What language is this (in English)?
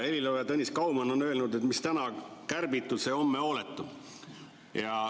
Estonian